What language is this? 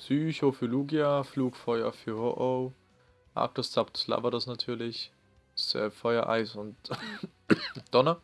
German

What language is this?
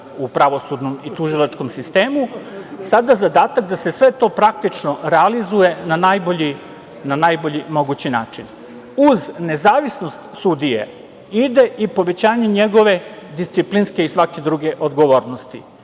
Serbian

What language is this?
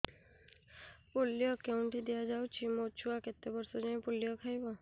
Odia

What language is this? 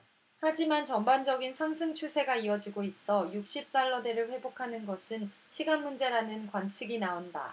Korean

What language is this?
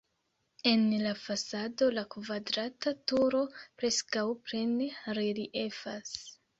Esperanto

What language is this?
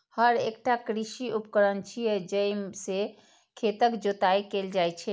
Maithili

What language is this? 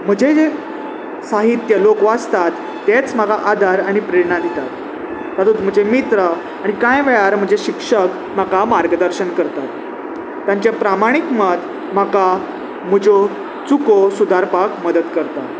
Konkani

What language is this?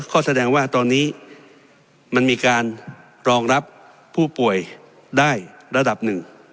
Thai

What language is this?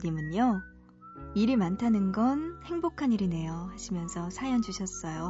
Korean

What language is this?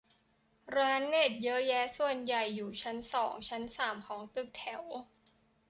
Thai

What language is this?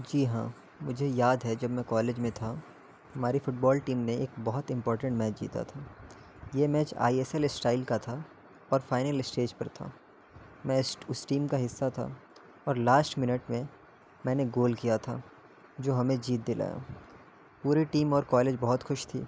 Urdu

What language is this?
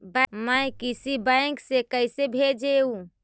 Magahi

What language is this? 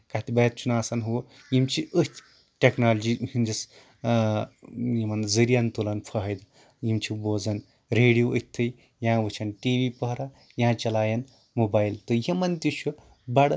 Kashmiri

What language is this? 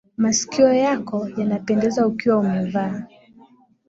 Swahili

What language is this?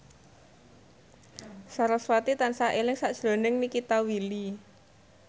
Javanese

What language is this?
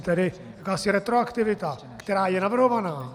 Czech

